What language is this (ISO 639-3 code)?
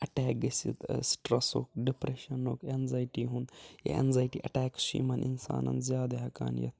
kas